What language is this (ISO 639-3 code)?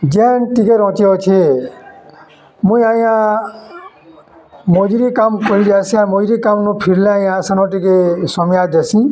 ori